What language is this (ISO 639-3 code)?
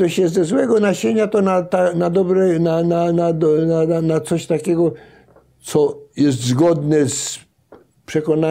pol